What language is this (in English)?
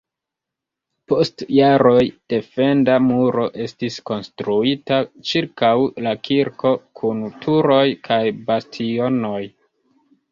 Esperanto